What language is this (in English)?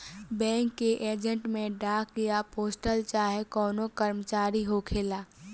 Bhojpuri